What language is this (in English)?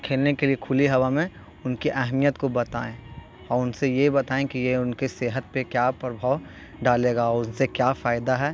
Urdu